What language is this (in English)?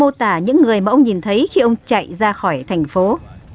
Vietnamese